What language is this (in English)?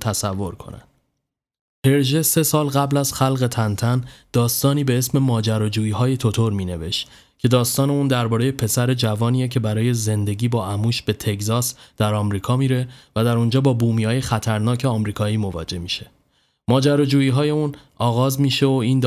Persian